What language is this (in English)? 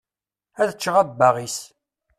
Kabyle